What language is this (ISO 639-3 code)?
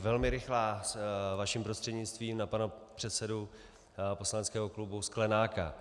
ces